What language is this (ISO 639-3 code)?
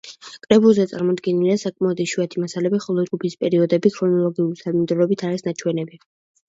kat